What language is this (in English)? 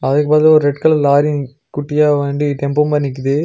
Tamil